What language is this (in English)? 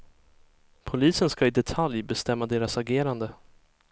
Swedish